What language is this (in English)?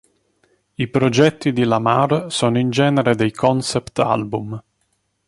Italian